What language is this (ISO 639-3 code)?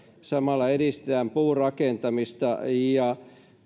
fin